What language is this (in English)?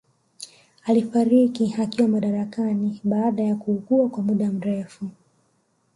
Swahili